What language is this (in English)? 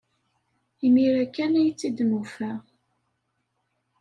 Kabyle